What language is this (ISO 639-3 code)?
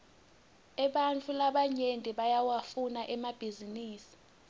ssw